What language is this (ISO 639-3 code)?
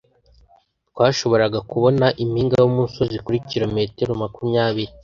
kin